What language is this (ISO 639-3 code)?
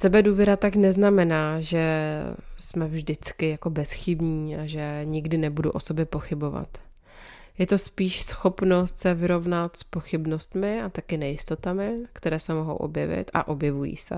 ces